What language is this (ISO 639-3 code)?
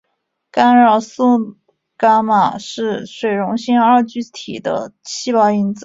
zho